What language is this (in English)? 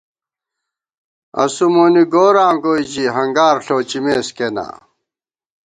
Gawar-Bati